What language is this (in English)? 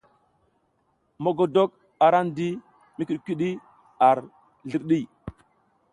South Giziga